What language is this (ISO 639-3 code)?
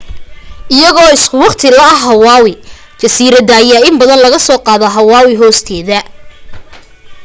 som